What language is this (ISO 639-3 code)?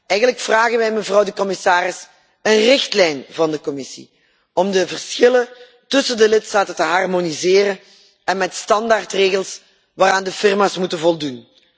nld